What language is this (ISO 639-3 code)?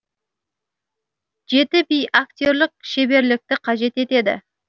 kaz